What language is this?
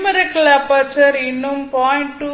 Tamil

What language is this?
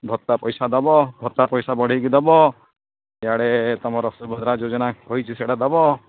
Odia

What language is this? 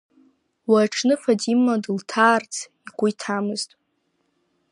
Abkhazian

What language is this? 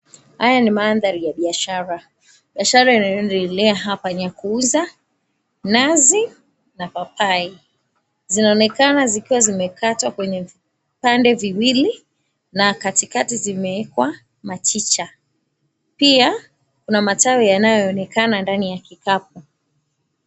Swahili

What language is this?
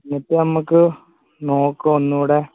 Malayalam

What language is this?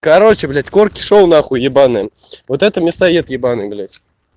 Russian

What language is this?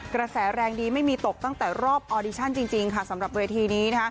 Thai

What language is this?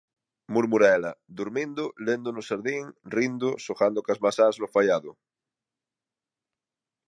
Galician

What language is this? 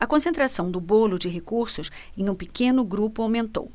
Portuguese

